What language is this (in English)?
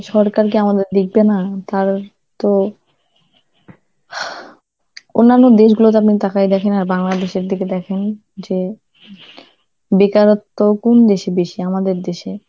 Bangla